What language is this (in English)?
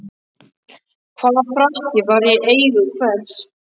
Icelandic